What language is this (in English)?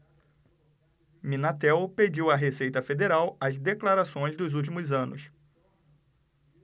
Portuguese